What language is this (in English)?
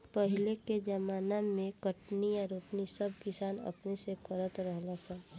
Bhojpuri